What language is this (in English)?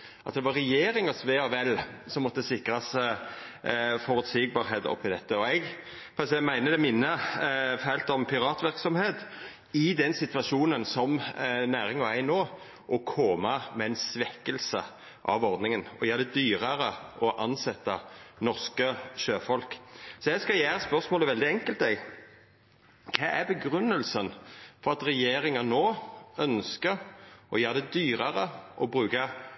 Norwegian Nynorsk